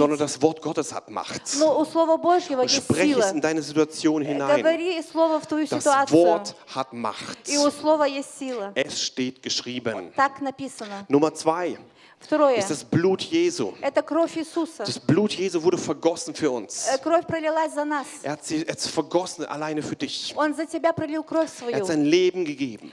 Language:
German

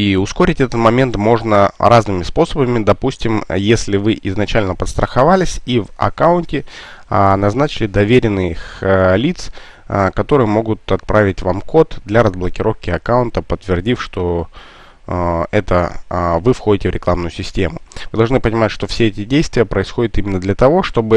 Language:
Russian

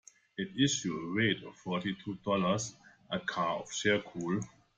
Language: English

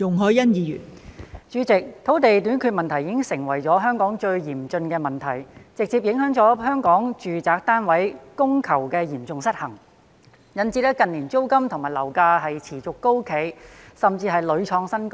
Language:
Cantonese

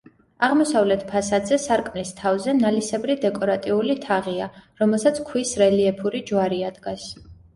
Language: Georgian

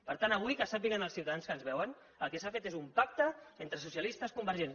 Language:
Catalan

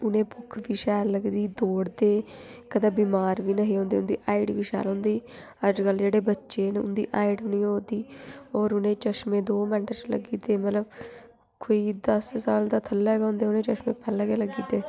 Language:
Dogri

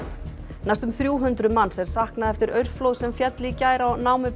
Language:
Icelandic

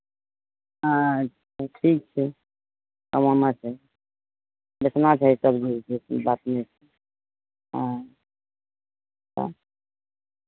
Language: Maithili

